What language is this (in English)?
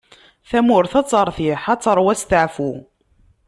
Kabyle